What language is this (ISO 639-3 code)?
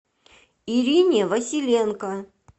rus